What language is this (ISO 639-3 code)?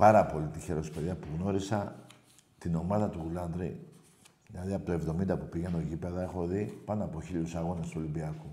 ell